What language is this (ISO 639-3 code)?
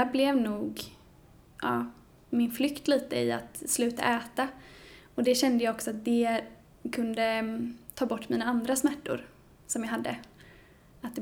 swe